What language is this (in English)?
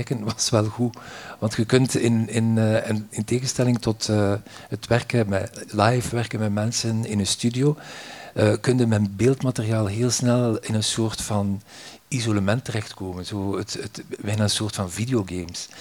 Dutch